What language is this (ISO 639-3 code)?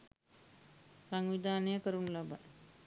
sin